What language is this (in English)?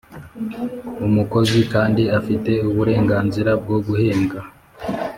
Kinyarwanda